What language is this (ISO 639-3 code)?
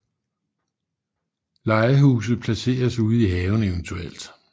dan